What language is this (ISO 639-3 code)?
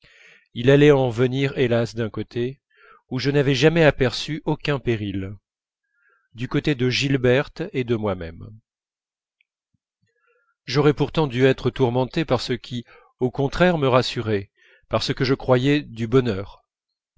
fra